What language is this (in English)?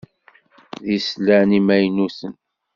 Kabyle